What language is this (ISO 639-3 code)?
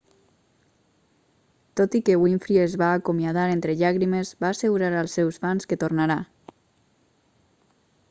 cat